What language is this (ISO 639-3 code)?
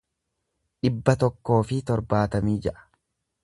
orm